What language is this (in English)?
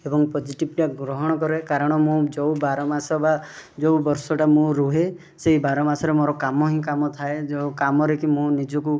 Odia